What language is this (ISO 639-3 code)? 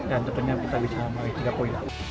ind